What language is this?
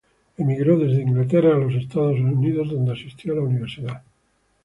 Spanish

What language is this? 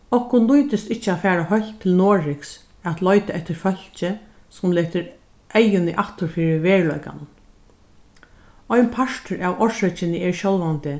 Faroese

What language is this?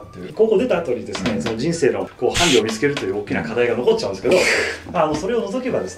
Japanese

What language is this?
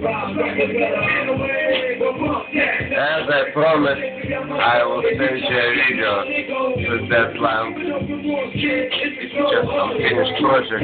Polish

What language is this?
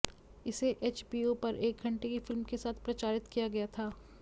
Hindi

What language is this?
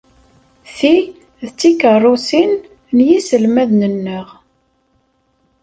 Kabyle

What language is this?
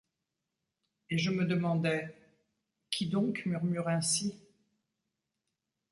French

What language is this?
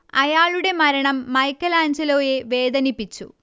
Malayalam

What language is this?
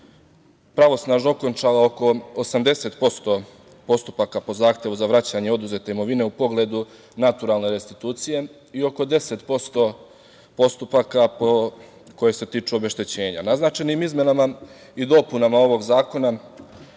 Serbian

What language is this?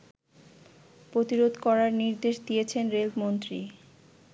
Bangla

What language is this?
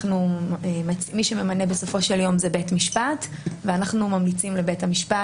Hebrew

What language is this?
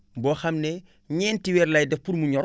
Wolof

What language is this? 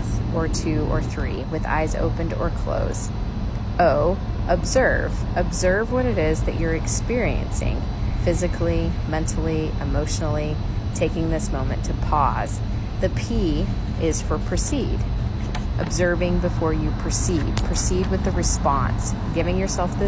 English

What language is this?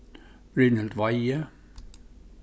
Faroese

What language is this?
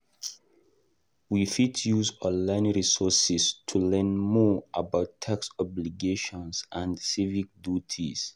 Nigerian Pidgin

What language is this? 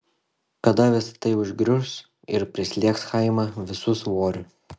Lithuanian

